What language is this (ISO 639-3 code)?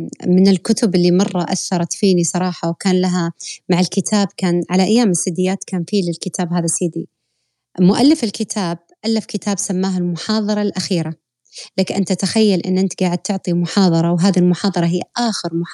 ara